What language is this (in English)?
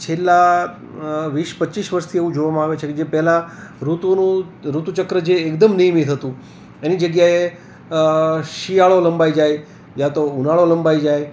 Gujarati